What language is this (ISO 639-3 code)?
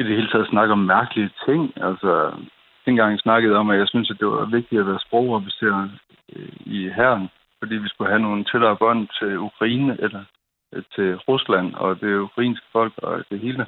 dan